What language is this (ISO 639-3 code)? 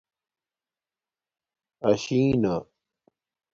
dmk